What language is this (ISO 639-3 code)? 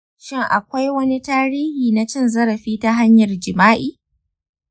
hau